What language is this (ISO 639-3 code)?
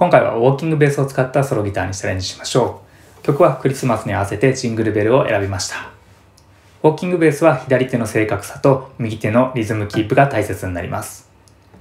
jpn